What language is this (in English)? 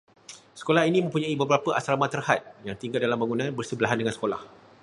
Malay